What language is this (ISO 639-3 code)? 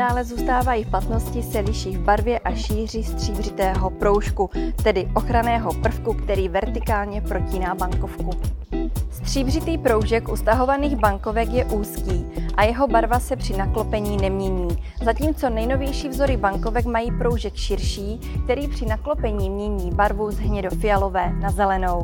ces